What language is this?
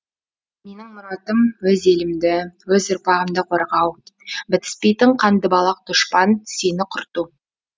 Kazakh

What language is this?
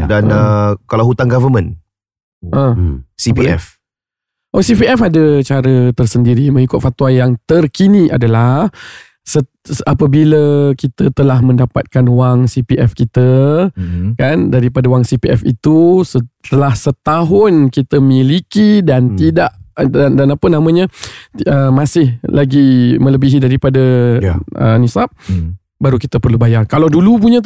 Malay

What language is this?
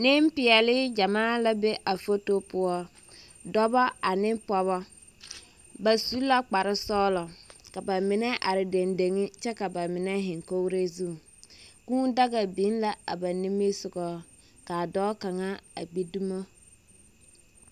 Southern Dagaare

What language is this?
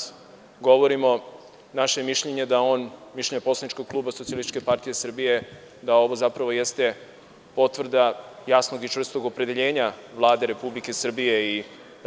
Serbian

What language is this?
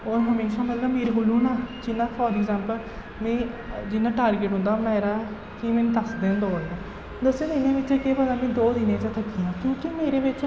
Dogri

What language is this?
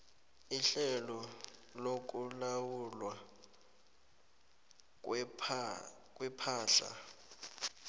South Ndebele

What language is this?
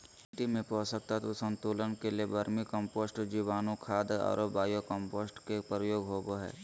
Magahi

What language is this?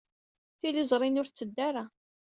Kabyle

